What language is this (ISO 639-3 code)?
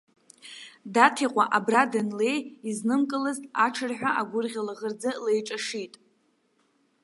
abk